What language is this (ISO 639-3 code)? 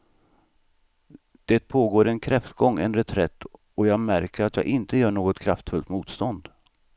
swe